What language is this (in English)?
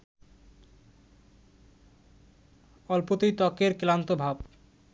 Bangla